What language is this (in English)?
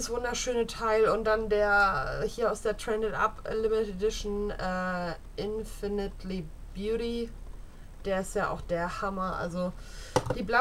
German